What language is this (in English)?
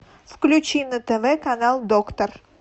Russian